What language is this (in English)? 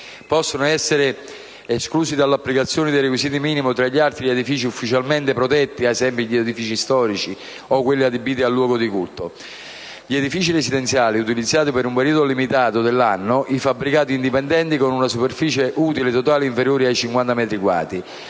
Italian